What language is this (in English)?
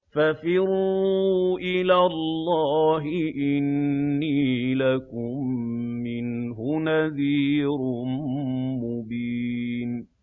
Arabic